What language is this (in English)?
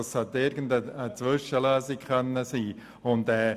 Swiss German